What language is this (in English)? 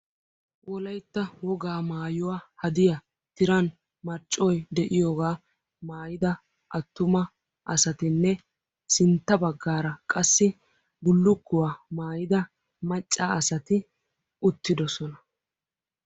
Wolaytta